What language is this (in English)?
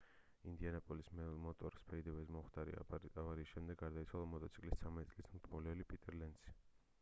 Georgian